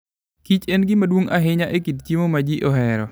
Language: Luo (Kenya and Tanzania)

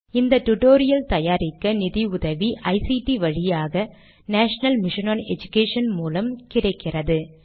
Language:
Tamil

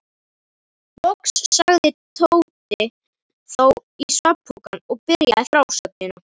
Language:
Icelandic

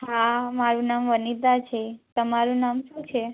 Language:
Gujarati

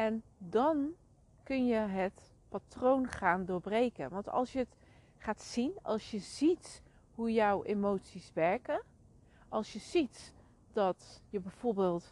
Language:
Dutch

